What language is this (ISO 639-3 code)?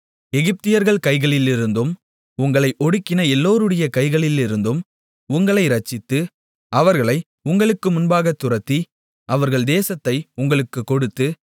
tam